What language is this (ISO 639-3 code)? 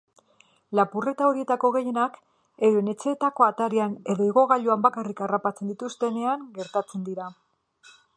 eus